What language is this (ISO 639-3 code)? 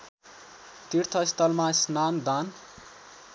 nep